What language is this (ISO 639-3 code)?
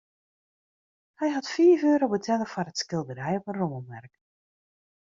fry